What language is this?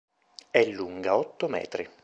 Italian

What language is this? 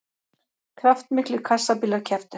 Icelandic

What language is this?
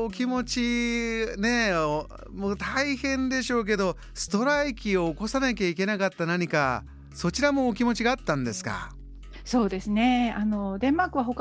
Japanese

